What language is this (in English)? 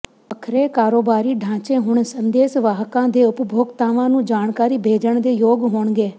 Punjabi